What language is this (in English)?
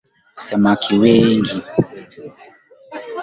Swahili